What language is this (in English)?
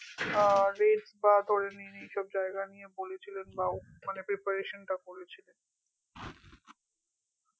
Bangla